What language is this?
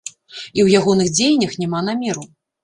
Belarusian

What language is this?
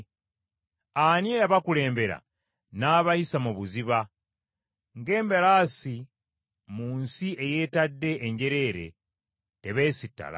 Ganda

